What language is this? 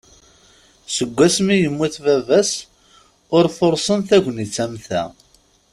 Kabyle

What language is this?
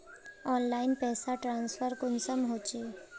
Magahi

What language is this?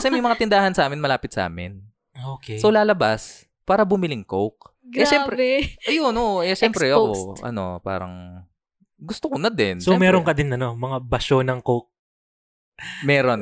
Filipino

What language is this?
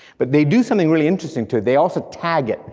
English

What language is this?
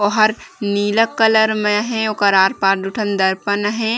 Chhattisgarhi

